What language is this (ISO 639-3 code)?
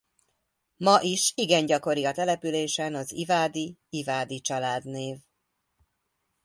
hun